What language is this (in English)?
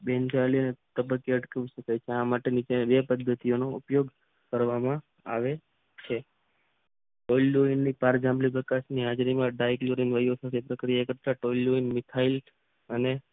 Gujarati